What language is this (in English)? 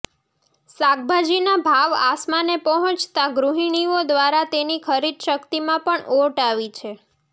Gujarati